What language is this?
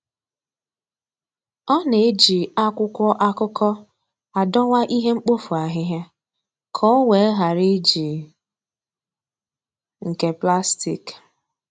Igbo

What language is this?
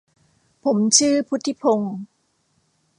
Thai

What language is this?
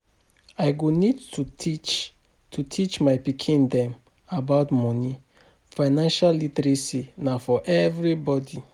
Nigerian Pidgin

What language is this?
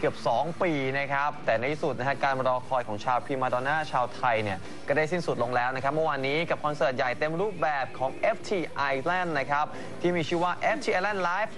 Thai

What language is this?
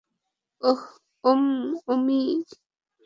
Bangla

